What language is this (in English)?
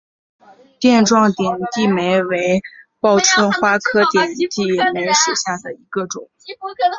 Chinese